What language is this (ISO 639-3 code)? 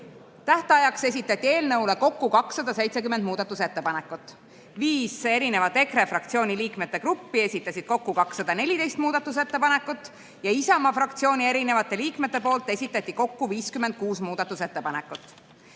est